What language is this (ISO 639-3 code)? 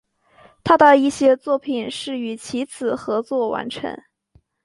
zho